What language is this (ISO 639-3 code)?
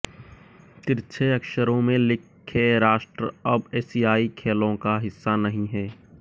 hin